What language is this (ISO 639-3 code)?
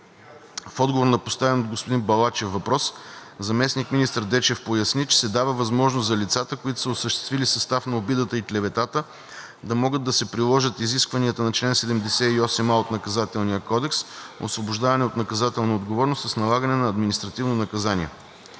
bul